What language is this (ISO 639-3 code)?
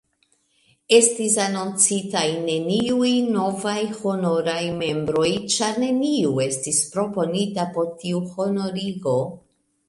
epo